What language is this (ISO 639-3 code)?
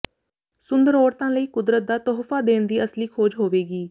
pan